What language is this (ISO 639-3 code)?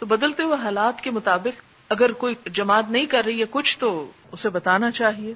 urd